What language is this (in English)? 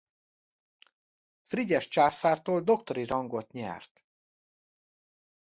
Hungarian